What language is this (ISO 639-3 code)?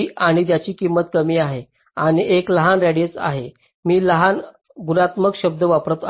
mar